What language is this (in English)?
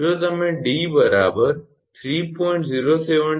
Gujarati